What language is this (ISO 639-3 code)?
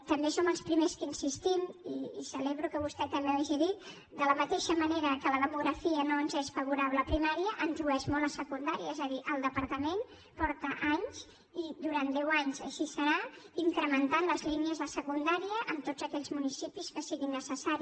cat